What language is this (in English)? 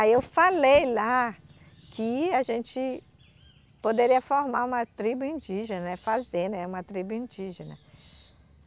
Portuguese